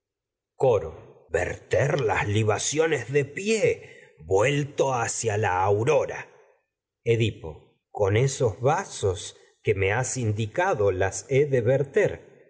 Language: Spanish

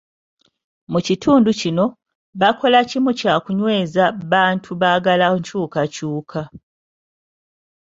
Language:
Ganda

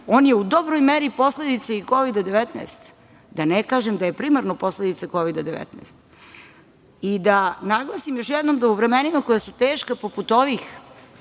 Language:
Serbian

